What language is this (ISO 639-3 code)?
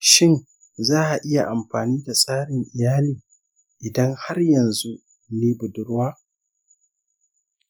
hau